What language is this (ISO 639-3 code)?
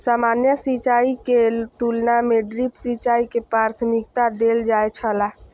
mai